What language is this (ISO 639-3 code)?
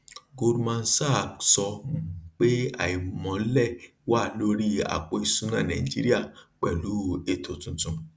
yor